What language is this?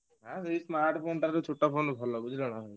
Odia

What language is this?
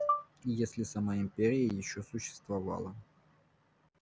Russian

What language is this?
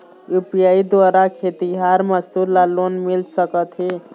Chhattisgarhi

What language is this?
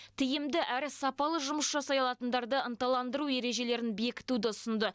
Kazakh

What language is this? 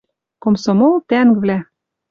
Western Mari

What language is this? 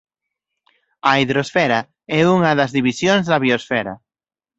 Galician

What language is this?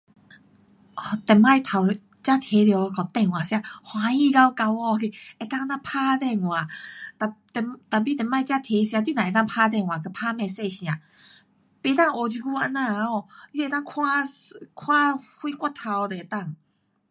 Pu-Xian Chinese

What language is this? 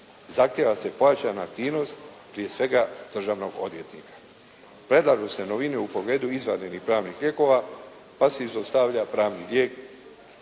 Croatian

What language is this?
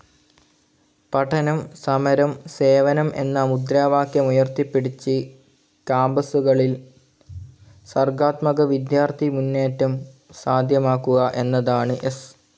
Malayalam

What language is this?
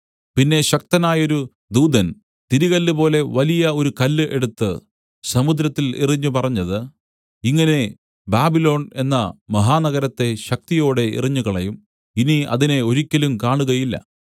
Malayalam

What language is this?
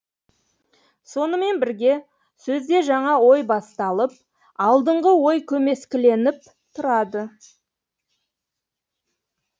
Kazakh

